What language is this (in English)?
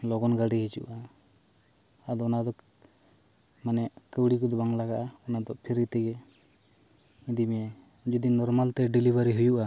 Santali